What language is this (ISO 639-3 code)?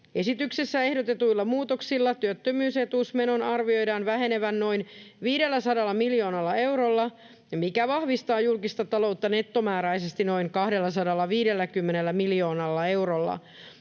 fin